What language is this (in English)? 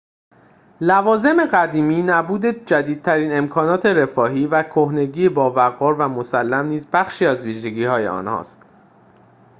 Persian